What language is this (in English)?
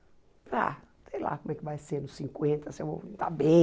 Portuguese